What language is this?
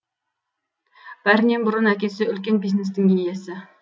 Kazakh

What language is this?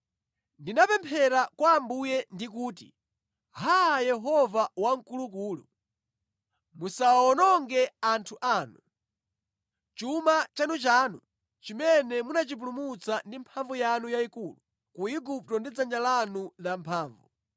Nyanja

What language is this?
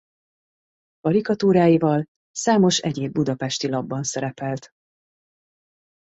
Hungarian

